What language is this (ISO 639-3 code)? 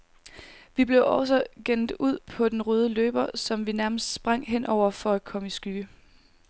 dan